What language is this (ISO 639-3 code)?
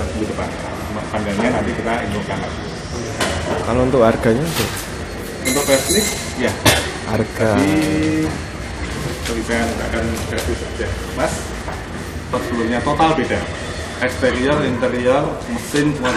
ind